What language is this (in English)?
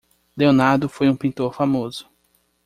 Portuguese